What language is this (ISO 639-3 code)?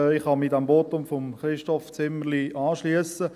gsw